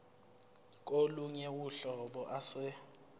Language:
Zulu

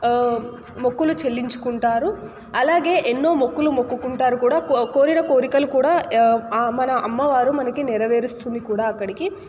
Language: Telugu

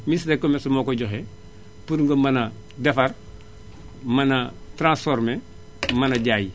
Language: Wolof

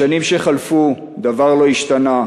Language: Hebrew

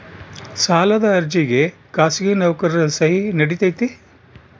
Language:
Kannada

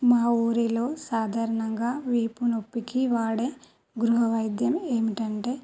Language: Telugu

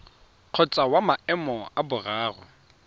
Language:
Tswana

